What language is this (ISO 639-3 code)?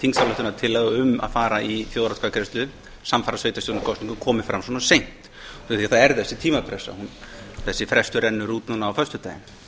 isl